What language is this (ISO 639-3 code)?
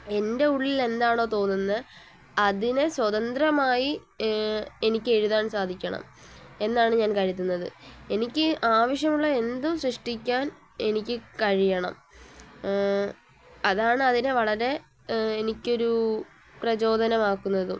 mal